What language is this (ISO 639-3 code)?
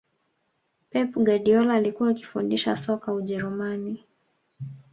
swa